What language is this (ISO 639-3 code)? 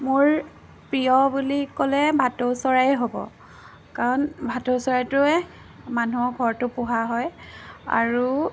asm